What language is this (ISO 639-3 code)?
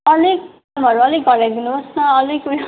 nep